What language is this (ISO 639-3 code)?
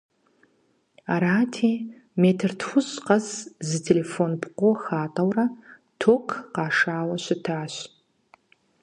kbd